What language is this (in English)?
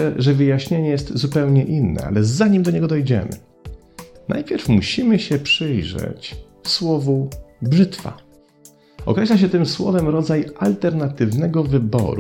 Polish